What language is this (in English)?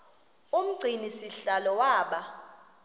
Xhosa